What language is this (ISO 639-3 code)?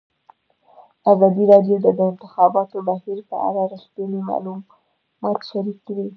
pus